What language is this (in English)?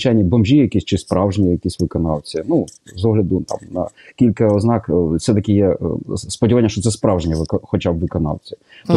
Ukrainian